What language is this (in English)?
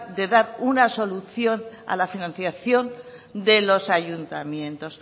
Spanish